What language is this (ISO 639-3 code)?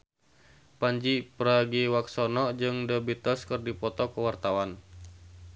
sun